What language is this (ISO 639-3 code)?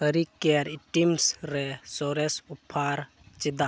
sat